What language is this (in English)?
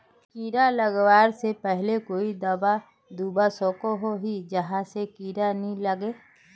Magahi